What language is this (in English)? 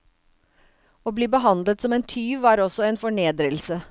Norwegian